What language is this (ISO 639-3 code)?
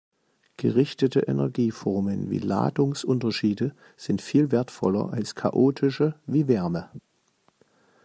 deu